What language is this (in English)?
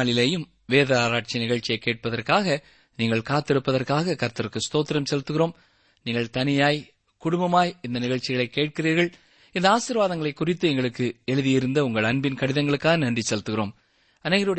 Tamil